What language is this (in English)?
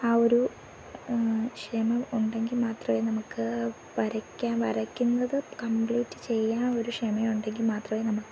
Malayalam